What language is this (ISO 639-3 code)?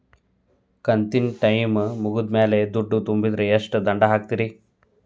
kan